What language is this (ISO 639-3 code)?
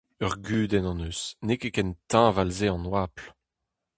bre